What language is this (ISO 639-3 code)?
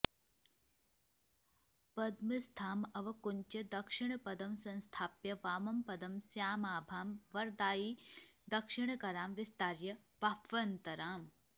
san